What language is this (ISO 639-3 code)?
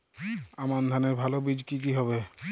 ben